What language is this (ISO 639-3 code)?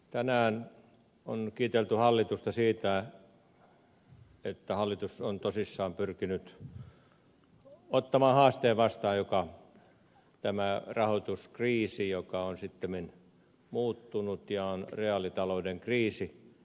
fin